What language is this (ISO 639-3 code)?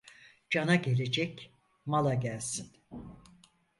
tur